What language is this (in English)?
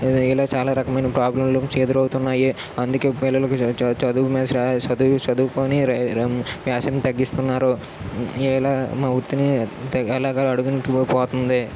Telugu